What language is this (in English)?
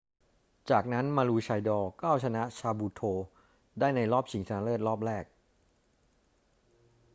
Thai